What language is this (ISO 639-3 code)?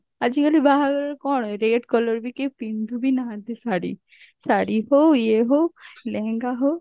ori